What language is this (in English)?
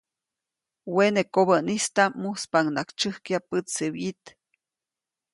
Copainalá Zoque